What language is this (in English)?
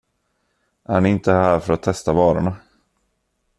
Swedish